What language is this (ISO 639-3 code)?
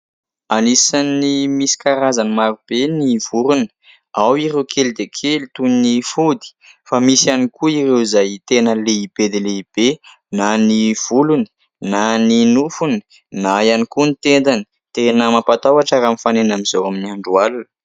mlg